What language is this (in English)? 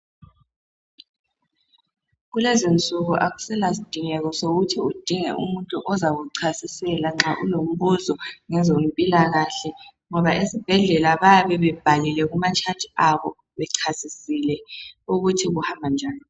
North Ndebele